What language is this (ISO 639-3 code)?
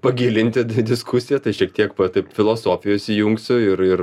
lit